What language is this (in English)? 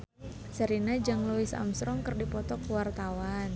Sundanese